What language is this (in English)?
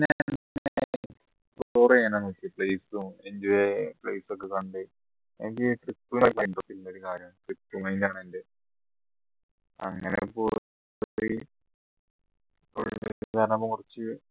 Malayalam